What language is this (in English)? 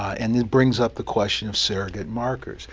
English